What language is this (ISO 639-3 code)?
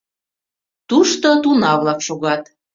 chm